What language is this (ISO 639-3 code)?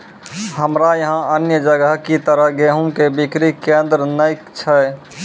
mai